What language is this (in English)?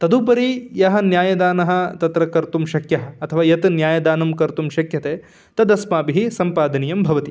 Sanskrit